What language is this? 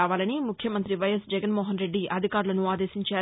Telugu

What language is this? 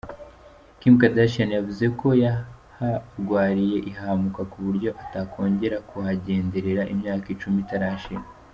Kinyarwanda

